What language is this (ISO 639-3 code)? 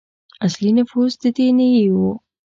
pus